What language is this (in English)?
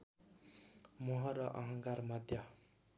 Nepali